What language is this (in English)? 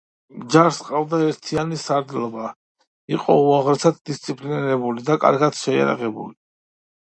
Georgian